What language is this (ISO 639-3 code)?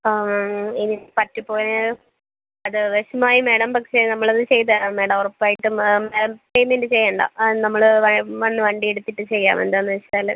mal